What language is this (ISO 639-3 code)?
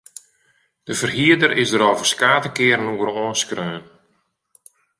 fry